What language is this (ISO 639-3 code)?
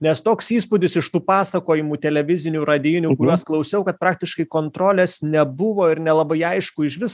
lit